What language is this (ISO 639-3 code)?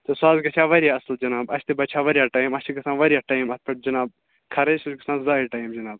kas